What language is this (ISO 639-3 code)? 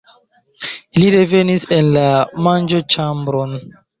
epo